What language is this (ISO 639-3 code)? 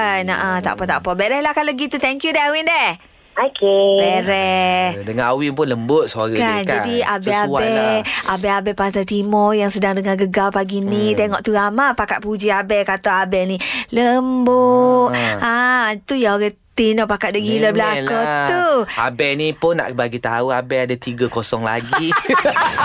msa